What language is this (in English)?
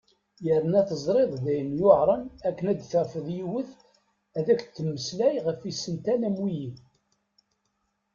Kabyle